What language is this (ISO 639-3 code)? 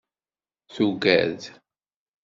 kab